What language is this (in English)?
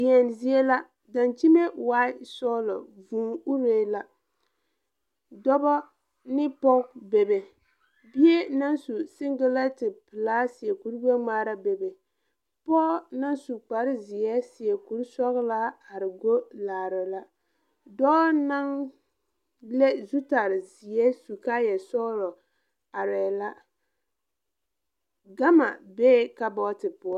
Southern Dagaare